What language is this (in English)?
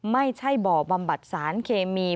Thai